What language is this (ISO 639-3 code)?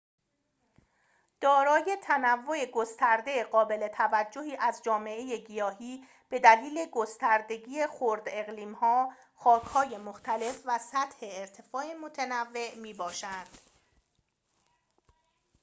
fas